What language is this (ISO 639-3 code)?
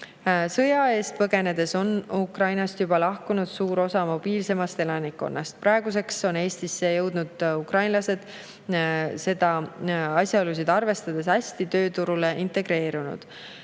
est